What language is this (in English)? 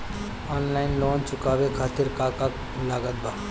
Bhojpuri